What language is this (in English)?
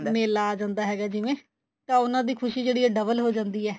Punjabi